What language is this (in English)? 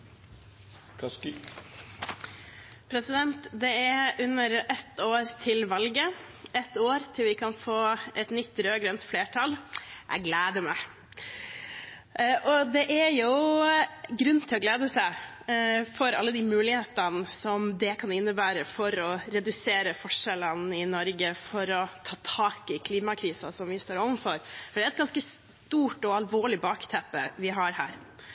Norwegian